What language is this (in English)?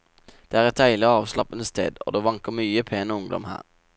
Norwegian